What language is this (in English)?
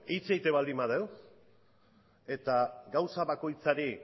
Basque